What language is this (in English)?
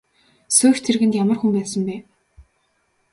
Mongolian